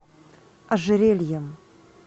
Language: Russian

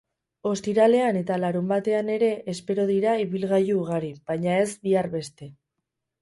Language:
Basque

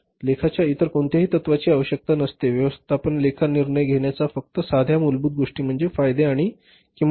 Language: Marathi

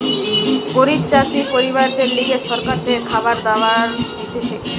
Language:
Bangla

